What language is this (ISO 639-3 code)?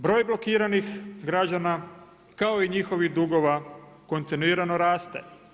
hrv